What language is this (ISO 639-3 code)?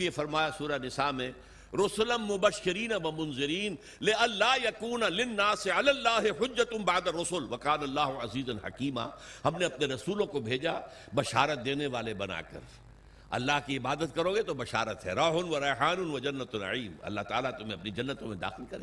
urd